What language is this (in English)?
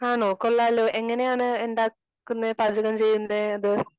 Malayalam